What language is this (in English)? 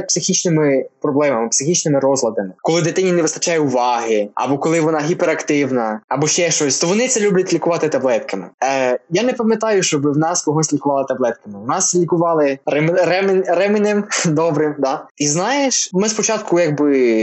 Ukrainian